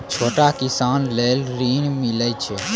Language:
Maithili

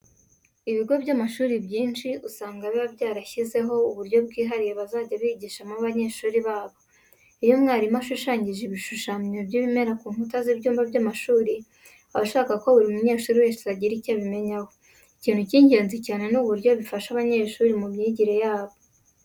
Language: Kinyarwanda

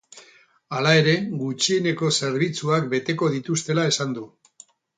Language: Basque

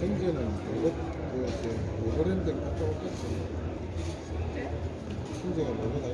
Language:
Korean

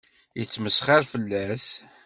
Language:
Kabyle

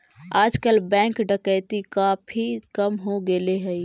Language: Magahi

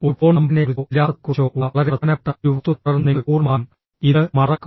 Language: Malayalam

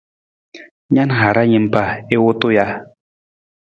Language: Nawdm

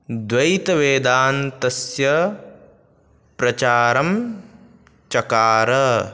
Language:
Sanskrit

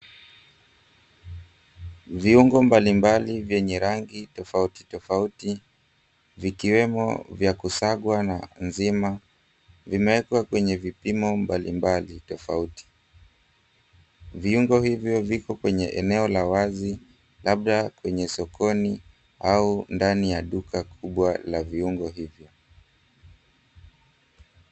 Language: Swahili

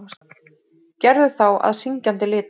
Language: Icelandic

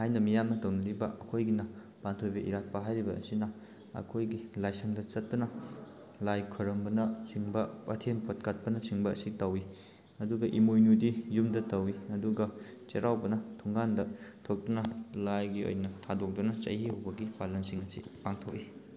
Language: Manipuri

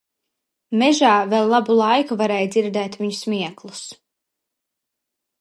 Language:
Latvian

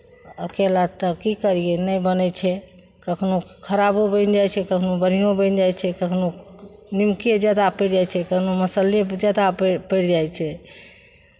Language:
Maithili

